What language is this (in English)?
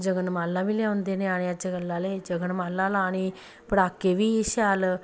Dogri